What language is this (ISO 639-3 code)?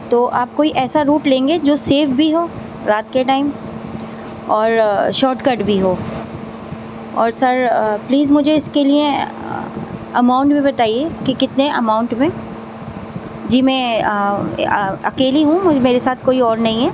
urd